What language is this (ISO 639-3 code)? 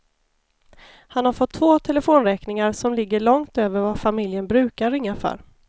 swe